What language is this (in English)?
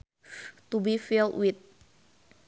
Sundanese